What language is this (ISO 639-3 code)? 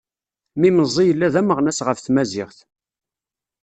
kab